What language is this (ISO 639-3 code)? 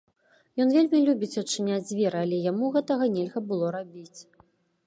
bel